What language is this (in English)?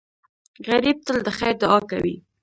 Pashto